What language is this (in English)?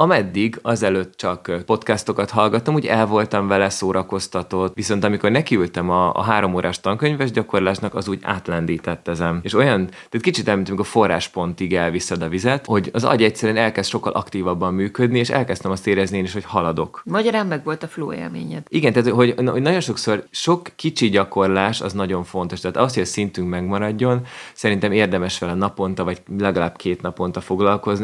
Hungarian